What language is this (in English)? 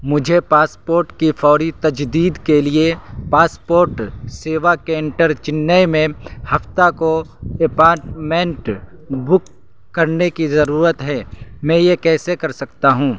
Urdu